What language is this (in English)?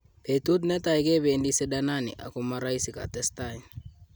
Kalenjin